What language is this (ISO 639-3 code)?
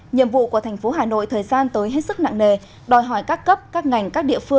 vie